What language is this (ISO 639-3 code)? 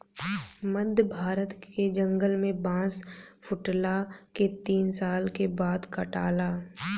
bho